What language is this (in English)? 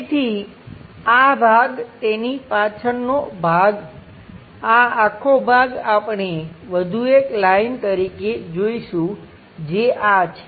Gujarati